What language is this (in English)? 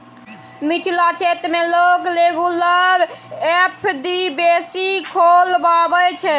Maithili